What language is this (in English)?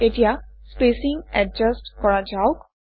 Assamese